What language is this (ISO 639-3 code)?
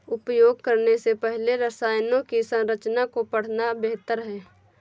hin